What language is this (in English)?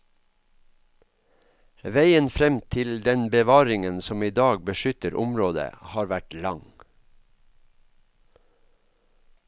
Norwegian